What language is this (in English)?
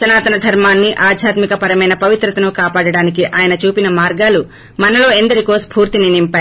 Telugu